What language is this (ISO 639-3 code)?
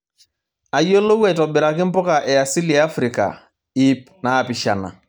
mas